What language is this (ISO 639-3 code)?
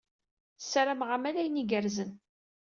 kab